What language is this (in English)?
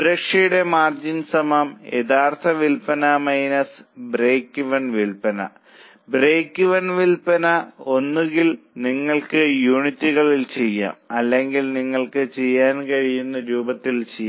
Malayalam